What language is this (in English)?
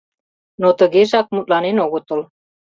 Mari